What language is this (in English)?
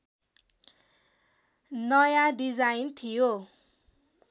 Nepali